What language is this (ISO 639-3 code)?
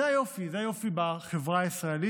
heb